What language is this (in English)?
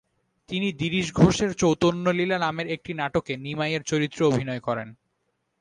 Bangla